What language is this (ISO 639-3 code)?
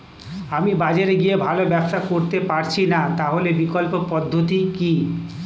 ben